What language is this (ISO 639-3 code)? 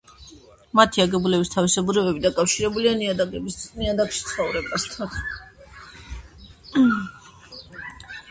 kat